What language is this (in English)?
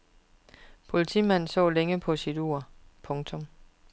Danish